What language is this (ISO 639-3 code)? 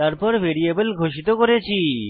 ben